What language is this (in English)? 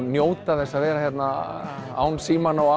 Icelandic